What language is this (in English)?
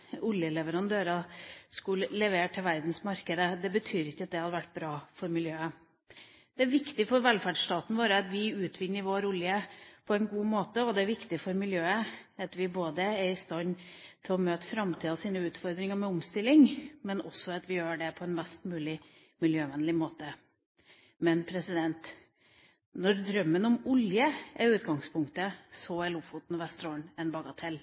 Norwegian Bokmål